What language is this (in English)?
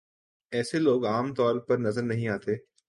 Urdu